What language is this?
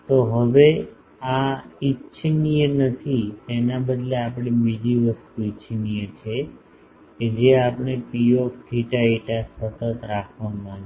Gujarati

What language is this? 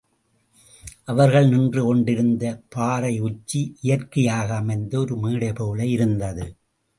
Tamil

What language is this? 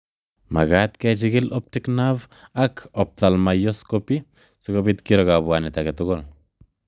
Kalenjin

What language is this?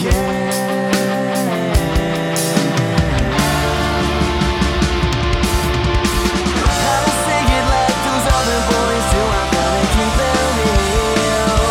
Italian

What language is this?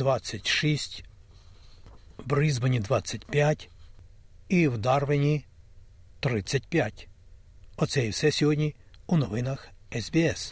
Ukrainian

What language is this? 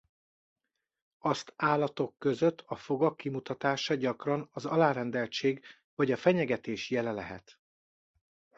Hungarian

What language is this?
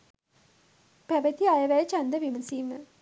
Sinhala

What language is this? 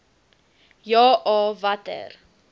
Afrikaans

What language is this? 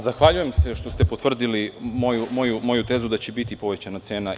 Serbian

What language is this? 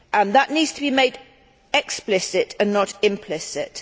English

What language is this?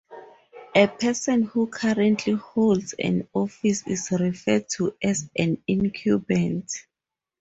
English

